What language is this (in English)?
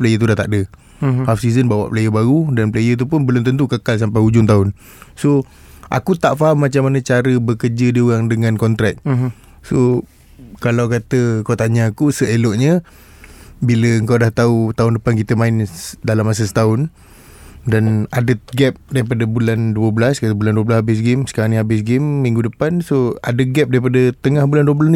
Malay